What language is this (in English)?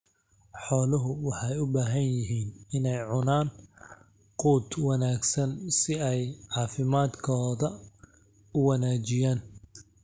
Somali